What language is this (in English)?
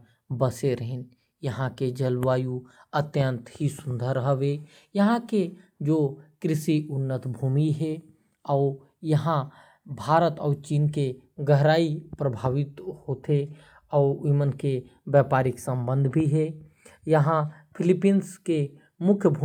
Korwa